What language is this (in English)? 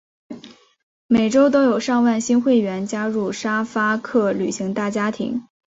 Chinese